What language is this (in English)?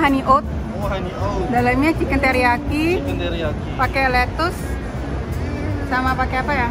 Indonesian